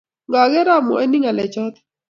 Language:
Kalenjin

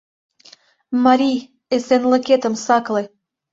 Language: Mari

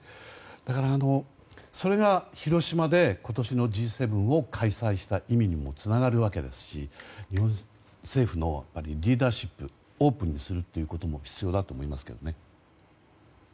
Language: Japanese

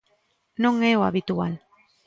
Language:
Galician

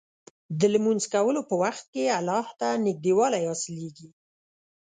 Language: Pashto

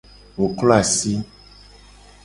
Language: Gen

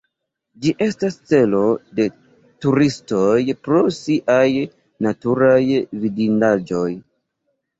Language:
Esperanto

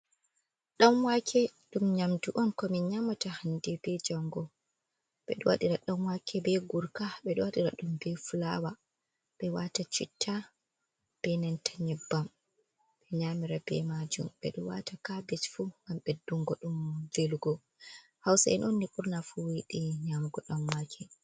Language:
Fula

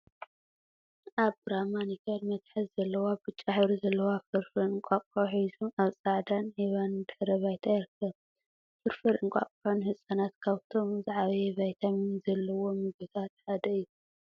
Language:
Tigrinya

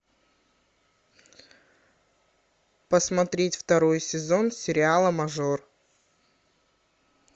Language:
Russian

